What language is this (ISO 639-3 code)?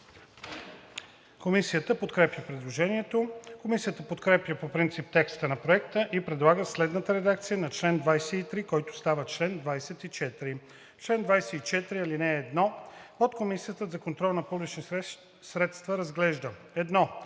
bul